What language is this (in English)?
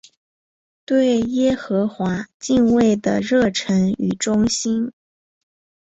Chinese